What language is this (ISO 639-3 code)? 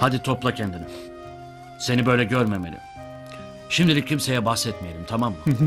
tur